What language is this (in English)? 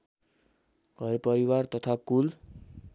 Nepali